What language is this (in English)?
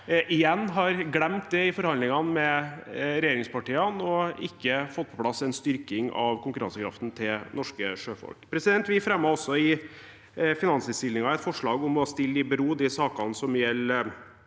Norwegian